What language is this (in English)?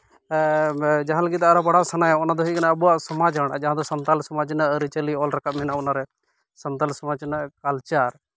Santali